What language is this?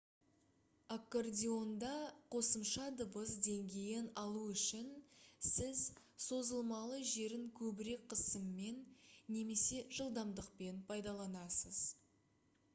Kazakh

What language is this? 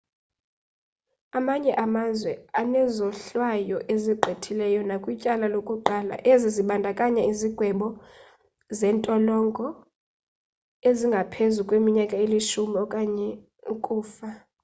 Xhosa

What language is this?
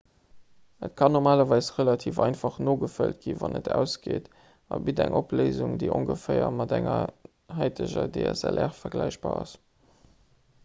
Luxembourgish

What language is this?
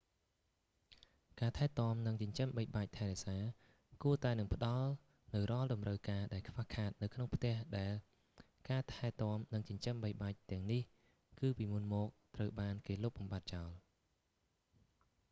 Khmer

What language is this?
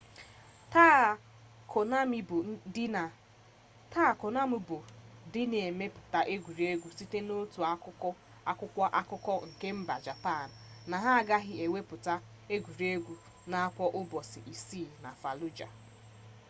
Igbo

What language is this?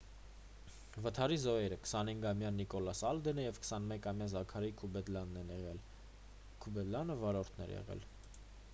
Armenian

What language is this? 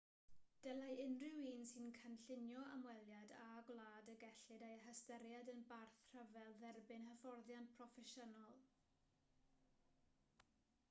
Welsh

